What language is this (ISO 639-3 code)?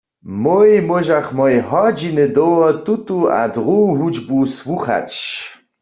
hsb